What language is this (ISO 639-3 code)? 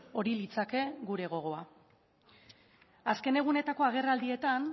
eus